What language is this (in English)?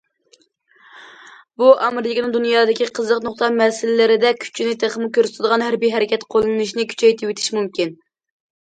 Uyghur